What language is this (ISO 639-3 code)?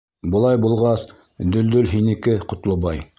bak